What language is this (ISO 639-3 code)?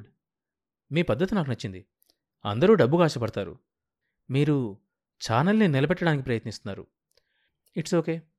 tel